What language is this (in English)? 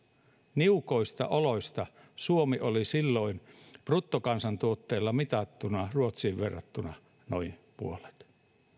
Finnish